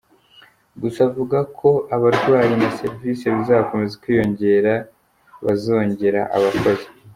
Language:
Kinyarwanda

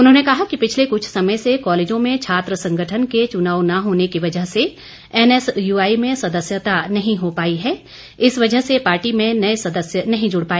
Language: Hindi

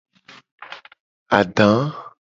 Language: Gen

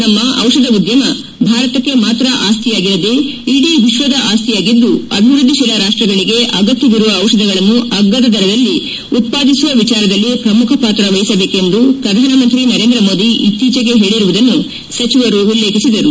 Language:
Kannada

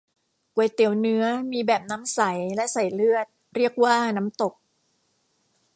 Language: Thai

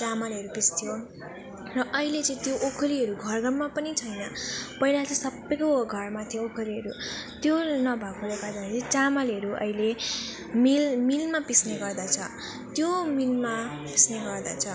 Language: Nepali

